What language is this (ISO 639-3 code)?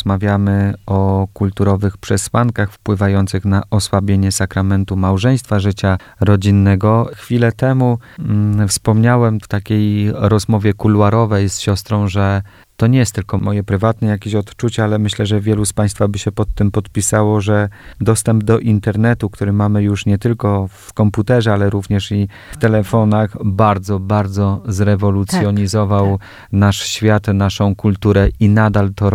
pol